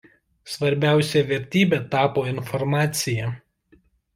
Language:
Lithuanian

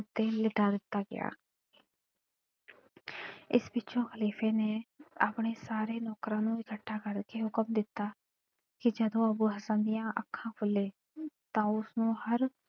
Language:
Punjabi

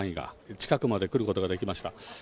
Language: Japanese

